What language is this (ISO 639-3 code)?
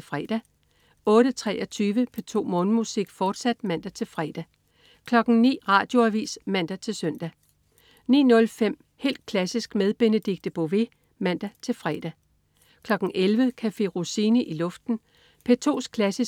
dan